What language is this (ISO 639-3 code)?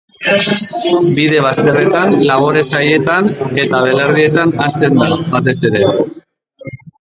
eus